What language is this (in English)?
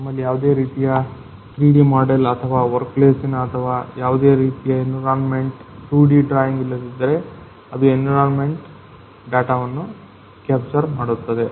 Kannada